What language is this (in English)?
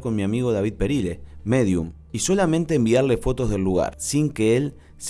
Spanish